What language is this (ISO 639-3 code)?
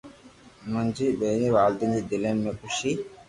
lrk